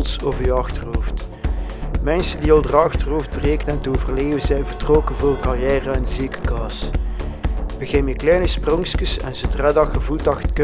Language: Dutch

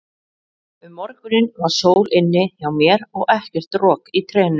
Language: Icelandic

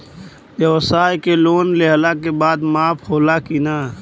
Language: Bhojpuri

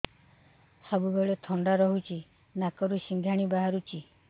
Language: Odia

